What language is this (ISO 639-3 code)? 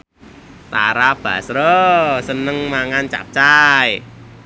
jav